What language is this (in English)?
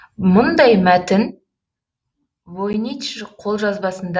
Kazakh